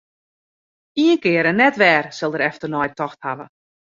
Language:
Western Frisian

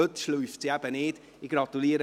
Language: Swiss German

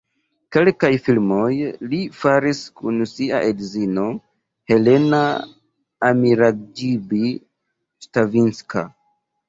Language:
Esperanto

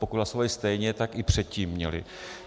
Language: Czech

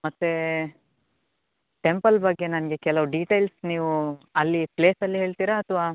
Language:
Kannada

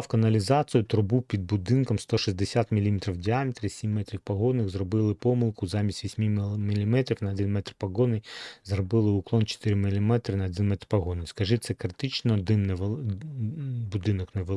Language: Ukrainian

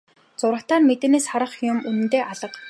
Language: Mongolian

